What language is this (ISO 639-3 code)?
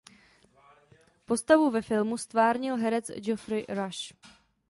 ces